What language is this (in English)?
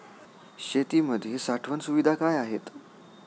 Marathi